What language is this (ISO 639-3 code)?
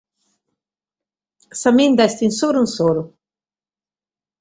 srd